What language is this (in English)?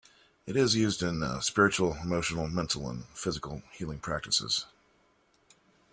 English